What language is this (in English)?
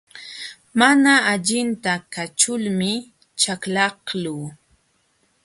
Jauja Wanca Quechua